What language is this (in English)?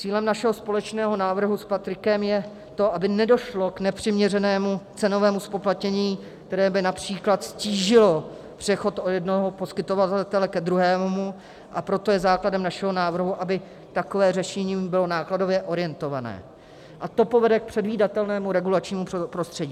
Czech